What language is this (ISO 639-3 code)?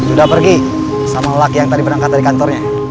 ind